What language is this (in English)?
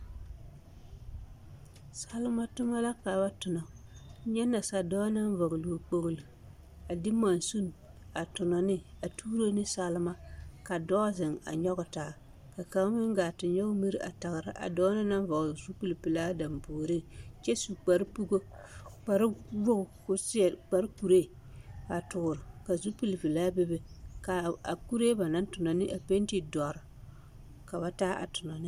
Southern Dagaare